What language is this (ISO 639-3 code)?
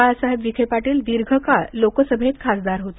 mar